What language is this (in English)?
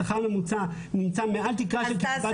Hebrew